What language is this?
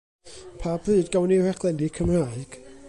Welsh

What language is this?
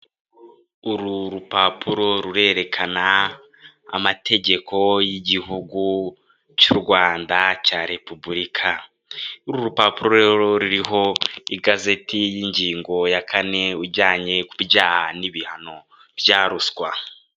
Kinyarwanda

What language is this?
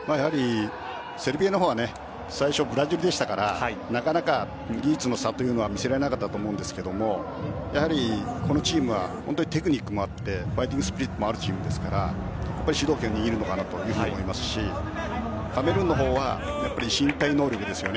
Japanese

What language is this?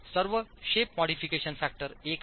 Marathi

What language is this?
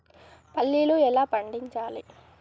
Telugu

